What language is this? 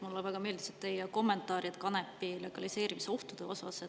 Estonian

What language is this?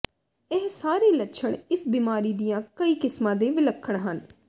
Punjabi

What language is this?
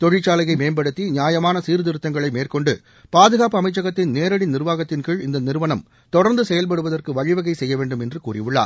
Tamil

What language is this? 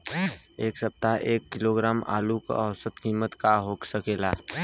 Bhojpuri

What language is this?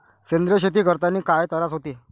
Marathi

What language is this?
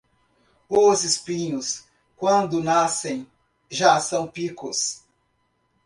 Portuguese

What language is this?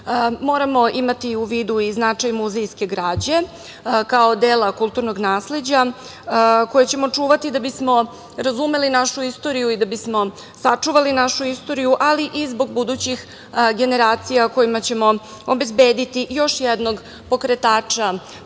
Serbian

